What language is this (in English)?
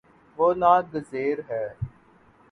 Urdu